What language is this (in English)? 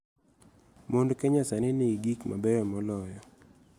Luo (Kenya and Tanzania)